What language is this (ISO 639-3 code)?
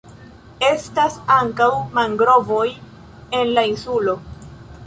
epo